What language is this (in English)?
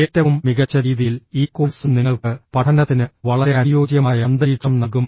Malayalam